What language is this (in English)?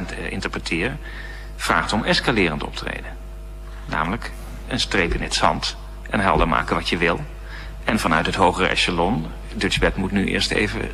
Dutch